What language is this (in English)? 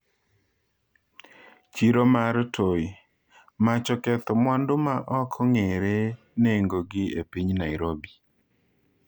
Luo (Kenya and Tanzania)